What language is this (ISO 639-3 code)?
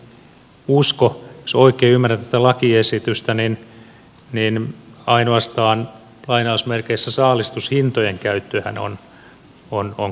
fin